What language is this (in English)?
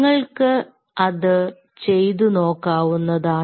Malayalam